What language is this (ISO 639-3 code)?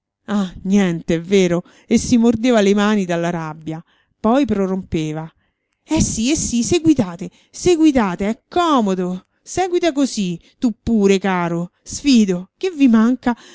ita